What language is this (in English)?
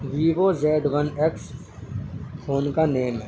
Urdu